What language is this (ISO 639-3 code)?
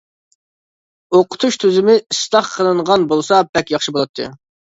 uig